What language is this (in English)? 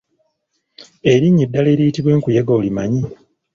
Ganda